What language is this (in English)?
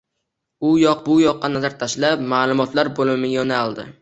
Uzbek